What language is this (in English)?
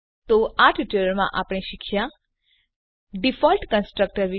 Gujarati